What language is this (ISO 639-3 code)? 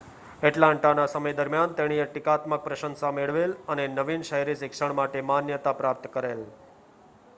guj